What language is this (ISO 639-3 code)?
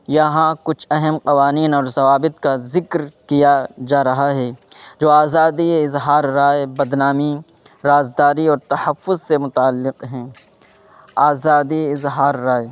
urd